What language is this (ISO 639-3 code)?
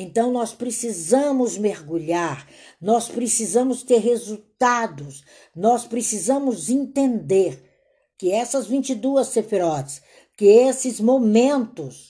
por